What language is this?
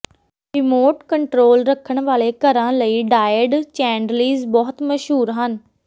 Punjabi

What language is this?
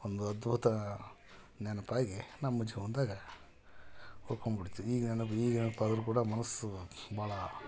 Kannada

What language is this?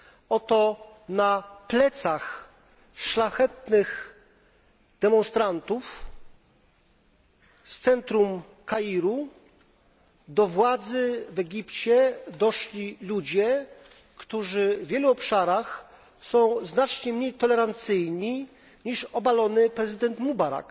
Polish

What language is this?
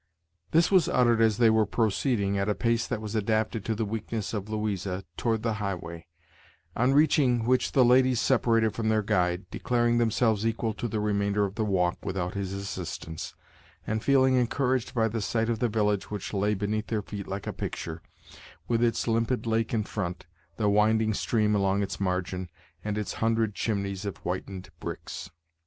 English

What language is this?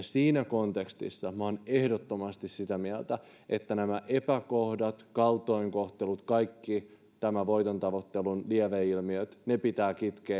Finnish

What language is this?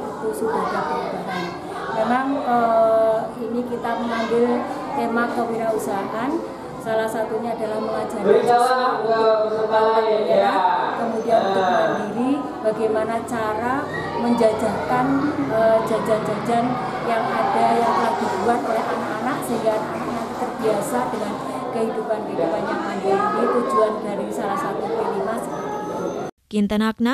Indonesian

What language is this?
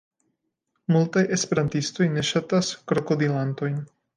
Esperanto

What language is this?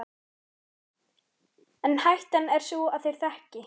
Icelandic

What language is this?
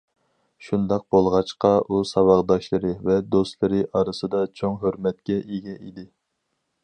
Uyghur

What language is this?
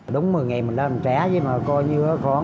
Vietnamese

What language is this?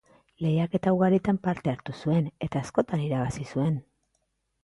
Basque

